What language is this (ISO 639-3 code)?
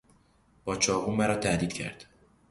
fas